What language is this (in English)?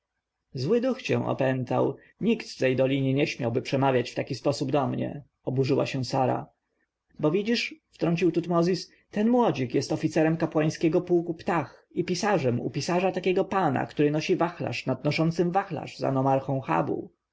Polish